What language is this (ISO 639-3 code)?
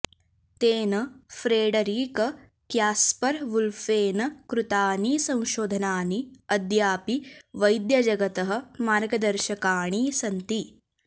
san